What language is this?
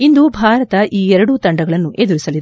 Kannada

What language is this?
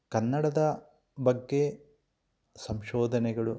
Kannada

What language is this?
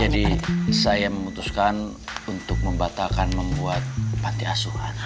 Indonesian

